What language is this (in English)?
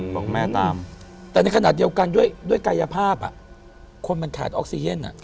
Thai